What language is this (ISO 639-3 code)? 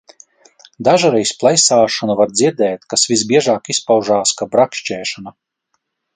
lav